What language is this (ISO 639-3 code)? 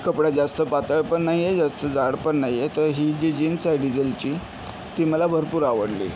mar